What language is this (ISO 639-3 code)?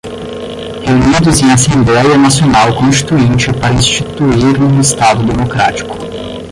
por